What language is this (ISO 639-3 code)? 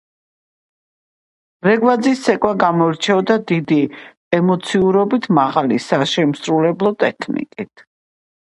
kat